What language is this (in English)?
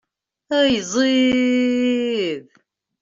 Kabyle